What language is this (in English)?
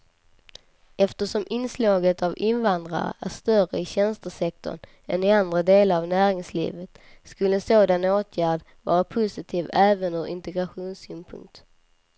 Swedish